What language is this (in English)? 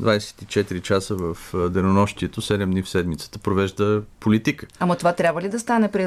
Bulgarian